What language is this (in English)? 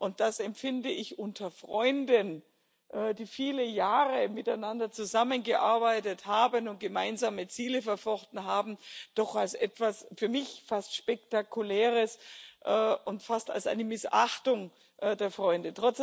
German